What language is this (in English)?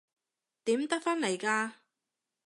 Cantonese